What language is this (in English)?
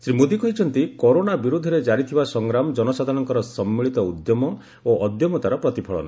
Odia